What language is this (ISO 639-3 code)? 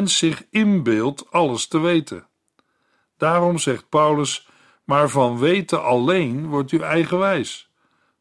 nld